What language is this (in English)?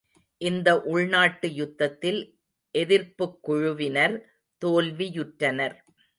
Tamil